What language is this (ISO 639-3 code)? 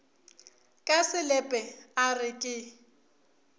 nso